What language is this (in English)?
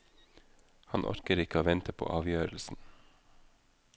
Norwegian